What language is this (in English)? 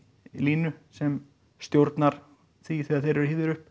Icelandic